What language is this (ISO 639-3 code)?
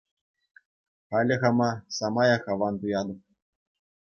chv